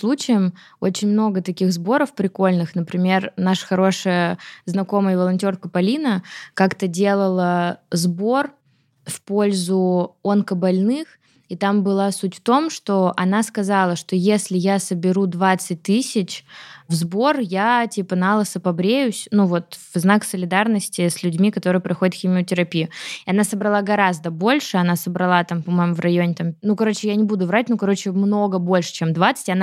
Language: Russian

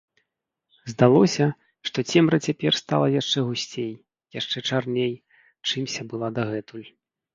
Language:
Belarusian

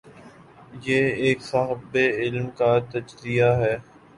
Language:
Urdu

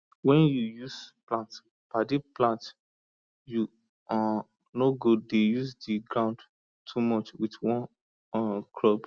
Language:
Nigerian Pidgin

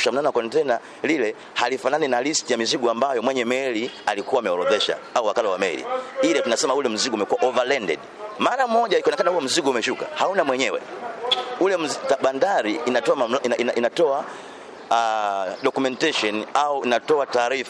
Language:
Swahili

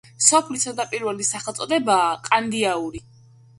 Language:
Georgian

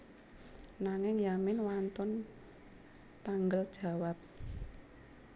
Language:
Javanese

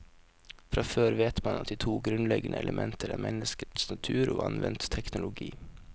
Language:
Norwegian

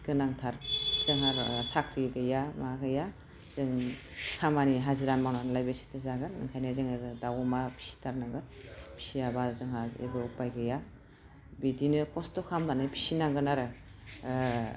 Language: Bodo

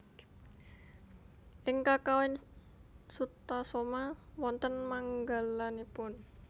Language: Javanese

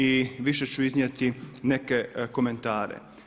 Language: Croatian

